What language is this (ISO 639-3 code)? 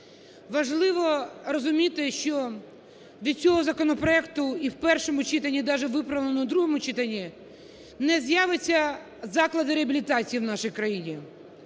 ukr